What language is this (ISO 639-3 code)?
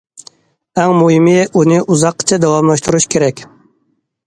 uig